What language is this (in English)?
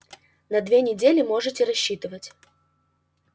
Russian